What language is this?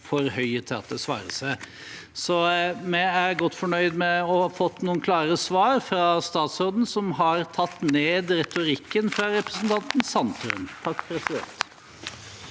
Norwegian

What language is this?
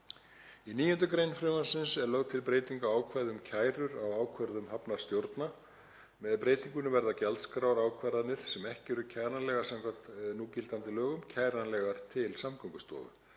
Icelandic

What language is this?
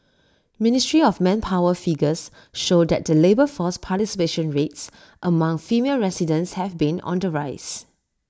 English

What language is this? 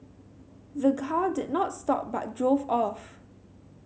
English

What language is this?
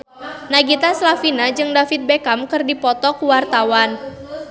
Sundanese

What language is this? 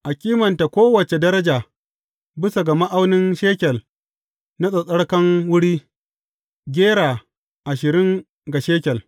Hausa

